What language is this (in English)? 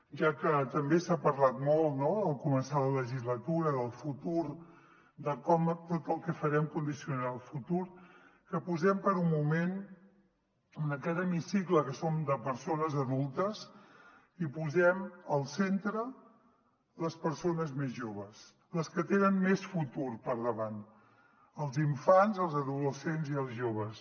Catalan